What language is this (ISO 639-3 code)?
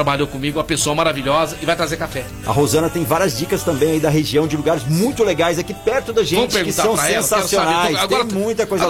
por